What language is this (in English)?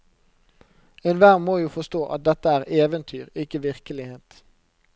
Norwegian